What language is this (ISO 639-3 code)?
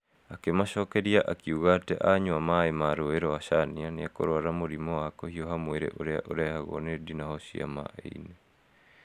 kik